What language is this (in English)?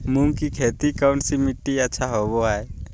Magahi